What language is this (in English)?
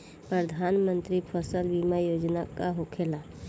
Bhojpuri